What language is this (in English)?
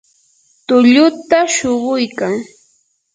Yanahuanca Pasco Quechua